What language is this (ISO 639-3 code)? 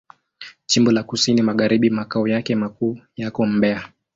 swa